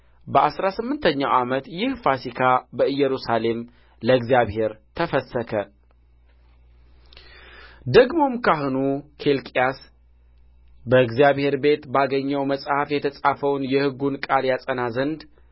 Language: Amharic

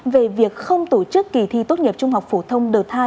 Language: Vietnamese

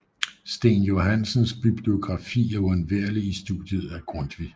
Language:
Danish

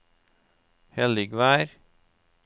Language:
Norwegian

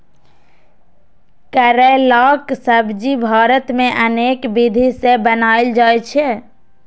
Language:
Maithili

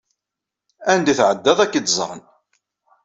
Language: Kabyle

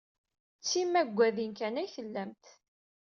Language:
Kabyle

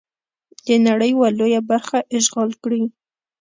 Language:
Pashto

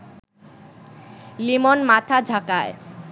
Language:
Bangla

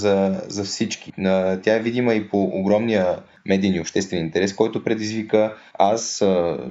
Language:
Bulgarian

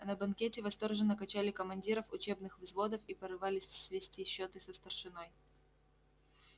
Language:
Russian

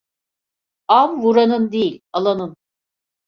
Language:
Turkish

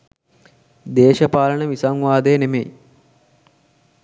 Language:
Sinhala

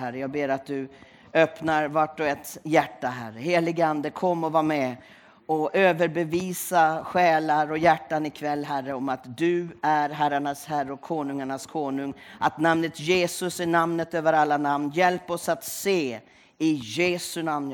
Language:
Swedish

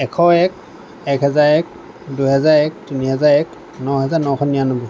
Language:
Assamese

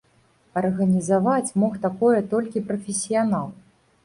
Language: Belarusian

